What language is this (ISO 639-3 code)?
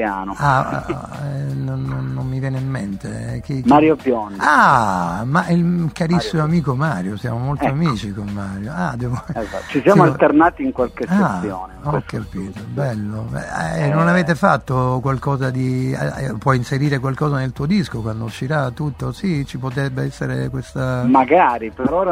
ita